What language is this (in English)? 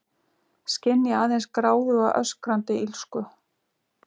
Icelandic